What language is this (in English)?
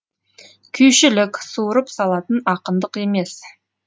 Kazakh